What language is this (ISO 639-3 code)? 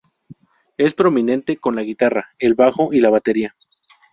spa